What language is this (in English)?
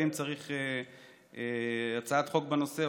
Hebrew